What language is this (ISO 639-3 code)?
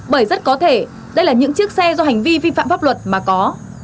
vie